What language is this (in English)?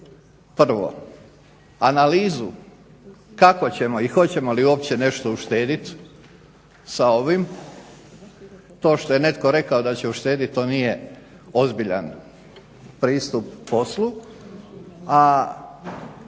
Croatian